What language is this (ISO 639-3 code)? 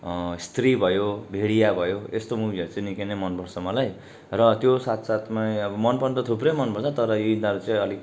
nep